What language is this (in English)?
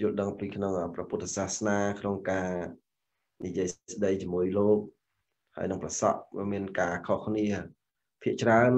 Thai